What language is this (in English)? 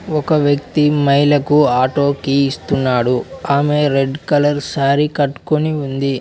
Telugu